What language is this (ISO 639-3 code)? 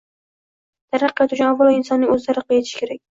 uzb